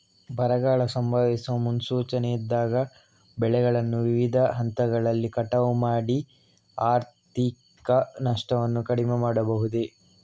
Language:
Kannada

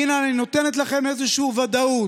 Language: Hebrew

